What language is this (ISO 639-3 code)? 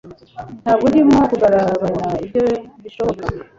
kin